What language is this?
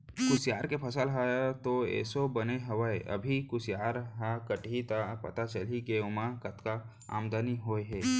Chhattisgarhi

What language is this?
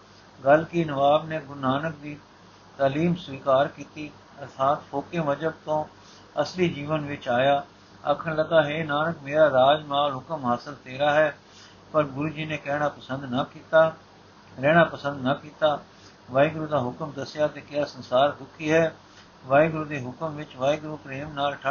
Punjabi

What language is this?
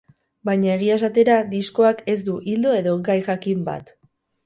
Basque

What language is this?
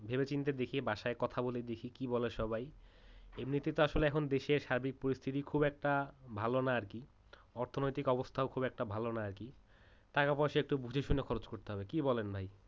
Bangla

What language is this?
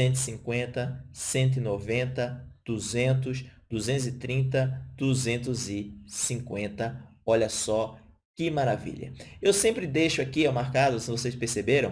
Portuguese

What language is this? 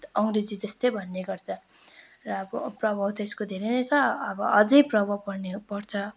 Nepali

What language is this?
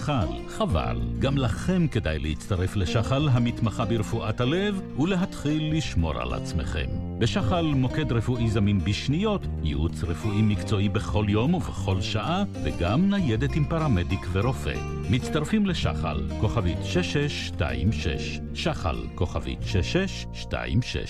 Hebrew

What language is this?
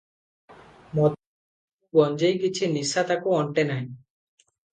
Odia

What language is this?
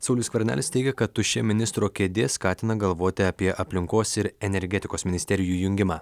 Lithuanian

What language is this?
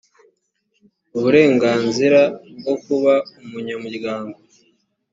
Kinyarwanda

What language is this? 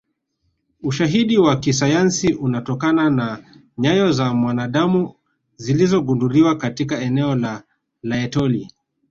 Swahili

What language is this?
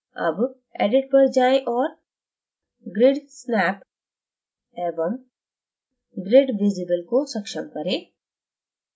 Hindi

